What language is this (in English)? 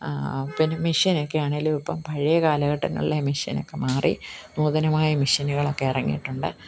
Malayalam